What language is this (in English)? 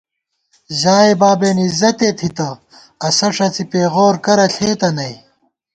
Gawar-Bati